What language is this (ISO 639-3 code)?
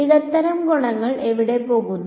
mal